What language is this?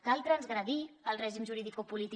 Catalan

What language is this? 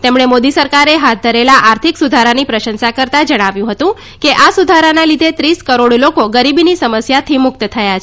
Gujarati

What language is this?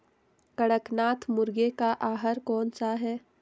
Hindi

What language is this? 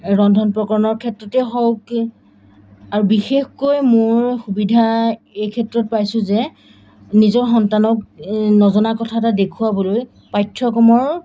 Assamese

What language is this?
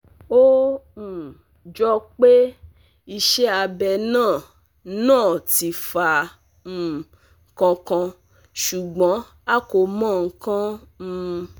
Yoruba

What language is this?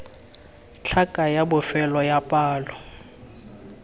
Tswana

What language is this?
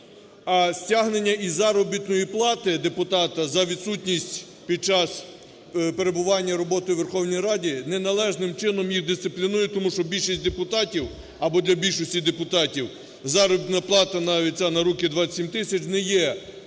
Ukrainian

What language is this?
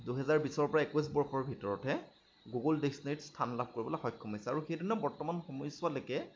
Assamese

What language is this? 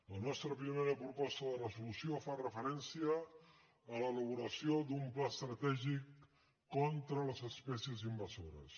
Catalan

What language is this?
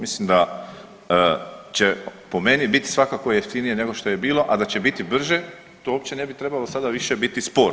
Croatian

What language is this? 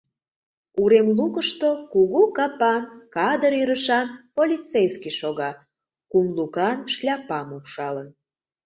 Mari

